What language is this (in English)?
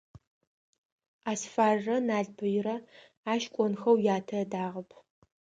Adyghe